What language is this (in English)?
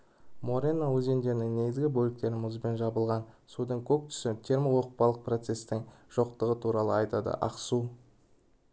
Kazakh